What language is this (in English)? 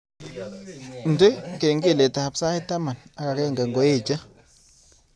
Kalenjin